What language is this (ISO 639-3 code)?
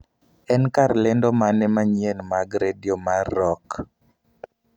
luo